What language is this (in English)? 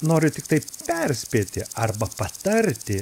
Lithuanian